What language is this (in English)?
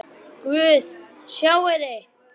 Icelandic